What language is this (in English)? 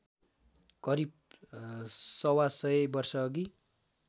Nepali